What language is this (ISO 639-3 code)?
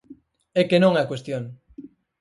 glg